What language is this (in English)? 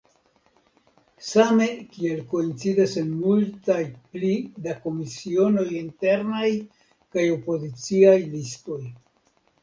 Esperanto